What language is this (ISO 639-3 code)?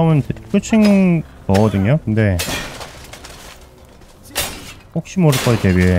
kor